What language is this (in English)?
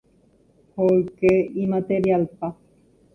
Guarani